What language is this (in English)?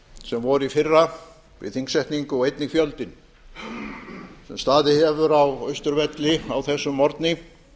Icelandic